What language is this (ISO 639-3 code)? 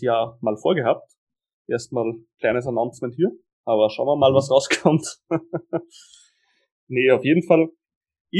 deu